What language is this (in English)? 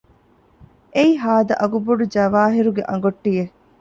Divehi